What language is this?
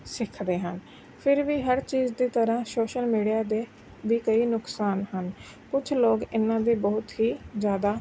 Punjabi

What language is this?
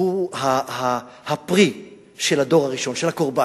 Hebrew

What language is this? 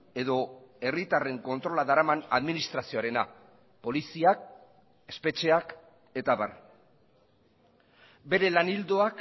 Basque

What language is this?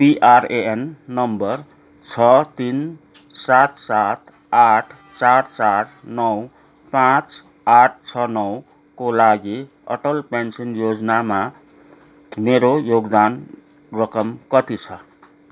Nepali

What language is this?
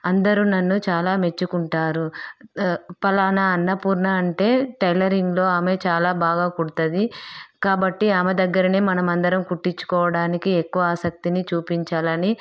Telugu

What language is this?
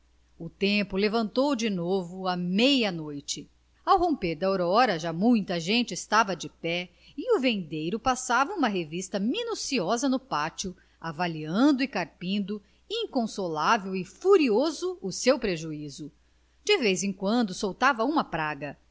Portuguese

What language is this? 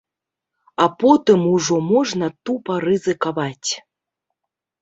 Belarusian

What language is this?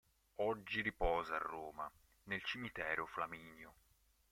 Italian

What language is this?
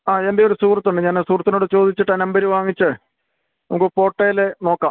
Malayalam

